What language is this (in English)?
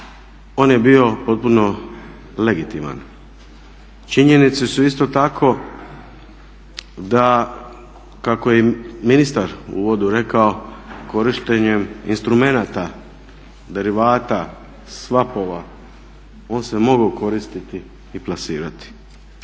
Croatian